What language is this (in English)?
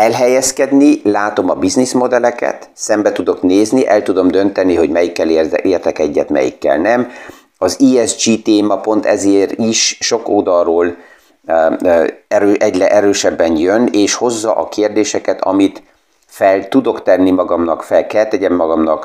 Hungarian